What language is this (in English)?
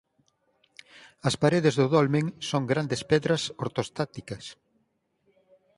Galician